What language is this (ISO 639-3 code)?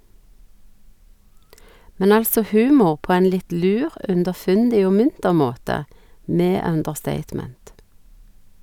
nor